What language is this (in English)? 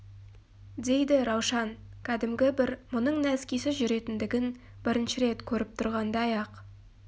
Kazakh